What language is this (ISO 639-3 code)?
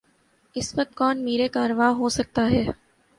urd